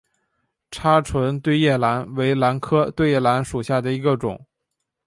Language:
Chinese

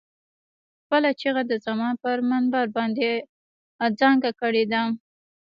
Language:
Pashto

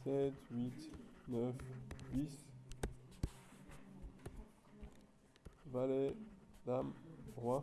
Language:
French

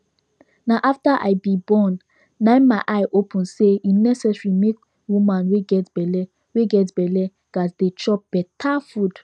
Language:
Nigerian Pidgin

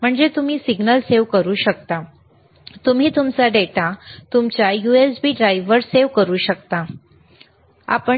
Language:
Marathi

